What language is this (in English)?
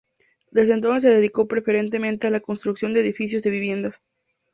Spanish